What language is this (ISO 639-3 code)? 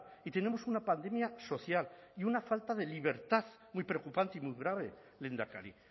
spa